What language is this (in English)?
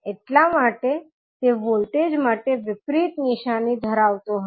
Gujarati